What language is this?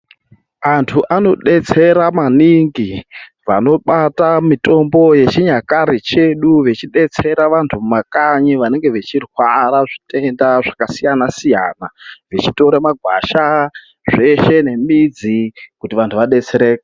Ndau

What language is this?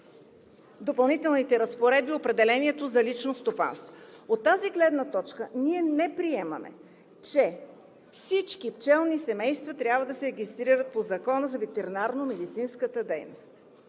Bulgarian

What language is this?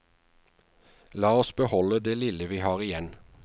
Norwegian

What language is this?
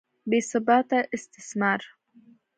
Pashto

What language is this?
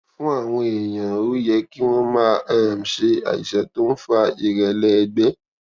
Yoruba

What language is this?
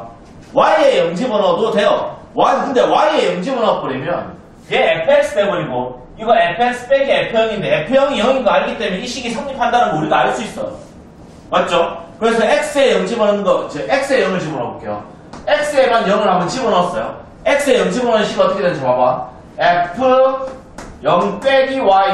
Korean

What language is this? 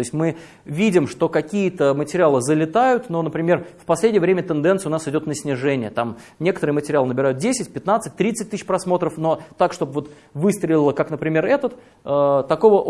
Russian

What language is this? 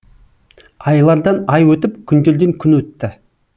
Kazakh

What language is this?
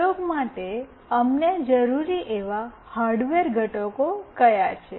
Gujarati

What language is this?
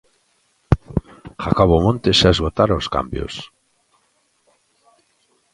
Galician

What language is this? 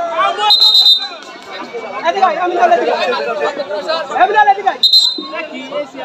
Arabic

